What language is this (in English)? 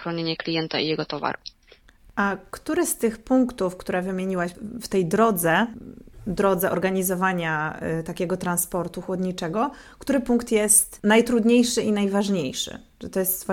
Polish